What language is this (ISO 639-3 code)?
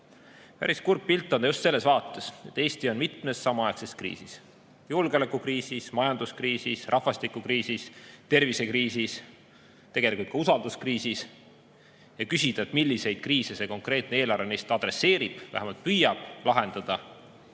est